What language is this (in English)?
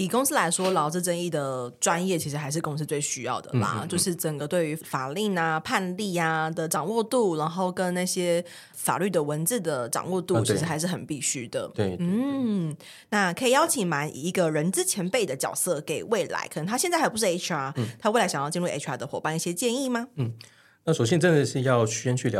Chinese